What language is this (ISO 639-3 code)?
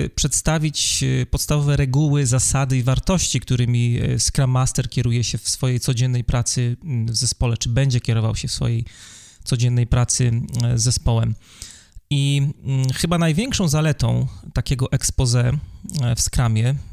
pol